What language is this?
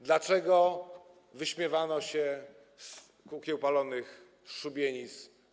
Polish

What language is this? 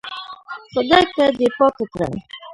Pashto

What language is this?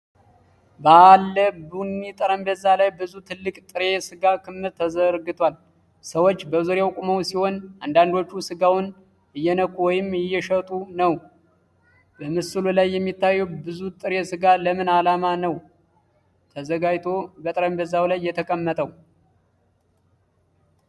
Amharic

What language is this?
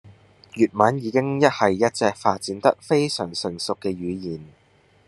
Cantonese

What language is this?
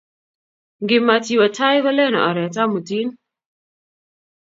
Kalenjin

